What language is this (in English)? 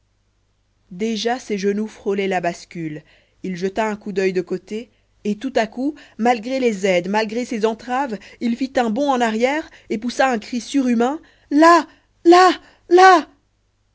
French